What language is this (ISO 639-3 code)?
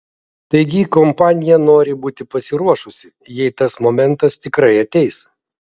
lit